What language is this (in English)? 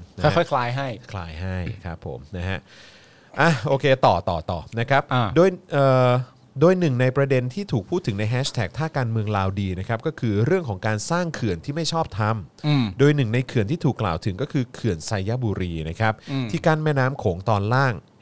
Thai